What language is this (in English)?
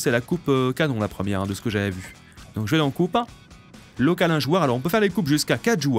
French